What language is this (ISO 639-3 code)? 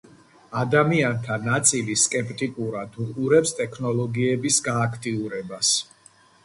kat